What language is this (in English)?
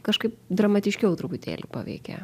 Lithuanian